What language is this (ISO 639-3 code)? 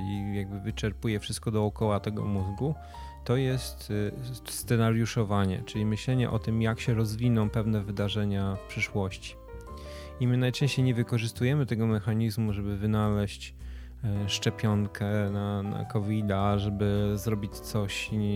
pol